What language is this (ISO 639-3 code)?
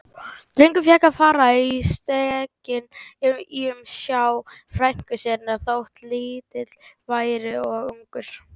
isl